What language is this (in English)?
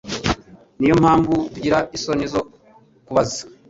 Kinyarwanda